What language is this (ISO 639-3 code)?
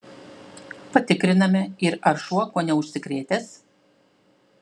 lit